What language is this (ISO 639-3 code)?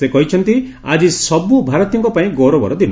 ori